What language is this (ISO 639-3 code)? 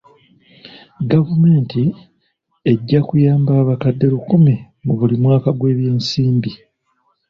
lug